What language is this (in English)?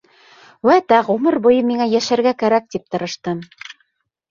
Bashkir